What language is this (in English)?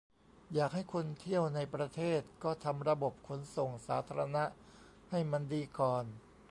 Thai